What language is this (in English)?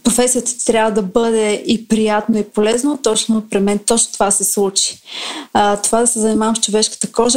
Bulgarian